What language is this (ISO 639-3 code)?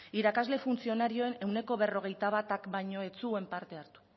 eus